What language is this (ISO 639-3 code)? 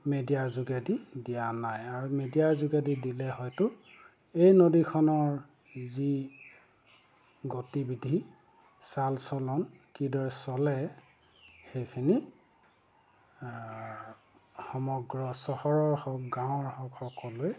asm